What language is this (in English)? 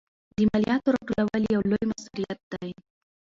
Pashto